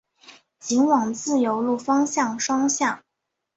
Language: Chinese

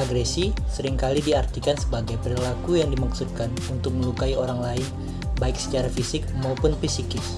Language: Indonesian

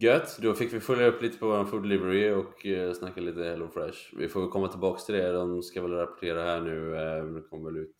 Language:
Swedish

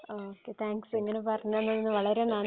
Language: Malayalam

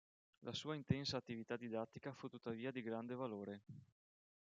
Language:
Italian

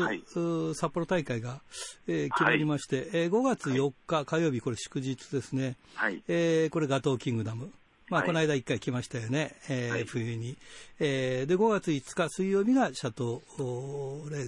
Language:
Japanese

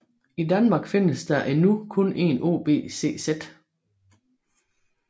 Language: Danish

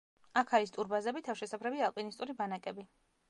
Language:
Georgian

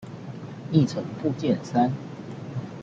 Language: Chinese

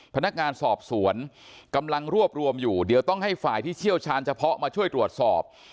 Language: Thai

